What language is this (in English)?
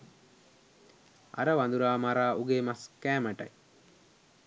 Sinhala